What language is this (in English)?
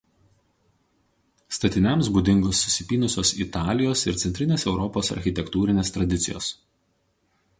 Lithuanian